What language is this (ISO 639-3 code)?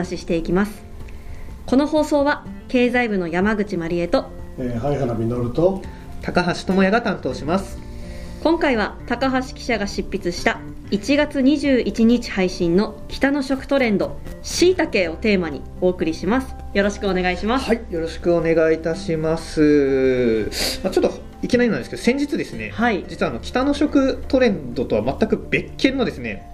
jpn